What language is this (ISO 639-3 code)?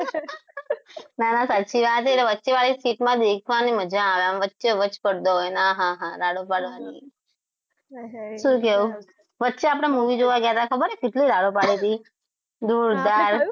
guj